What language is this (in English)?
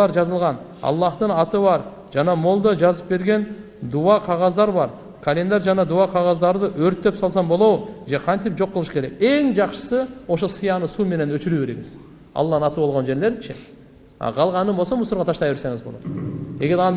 Turkish